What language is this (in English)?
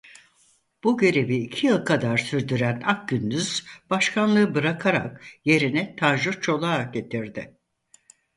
Turkish